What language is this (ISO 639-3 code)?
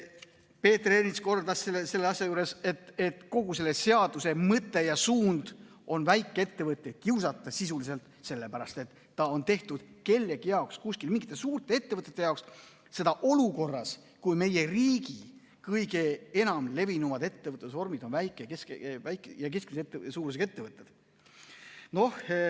est